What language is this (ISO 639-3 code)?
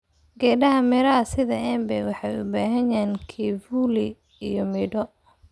som